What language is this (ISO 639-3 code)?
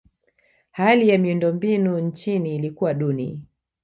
swa